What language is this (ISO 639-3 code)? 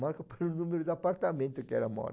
por